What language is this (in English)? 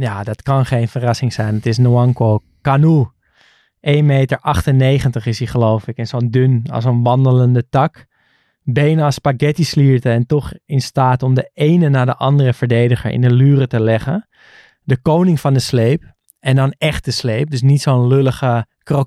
Dutch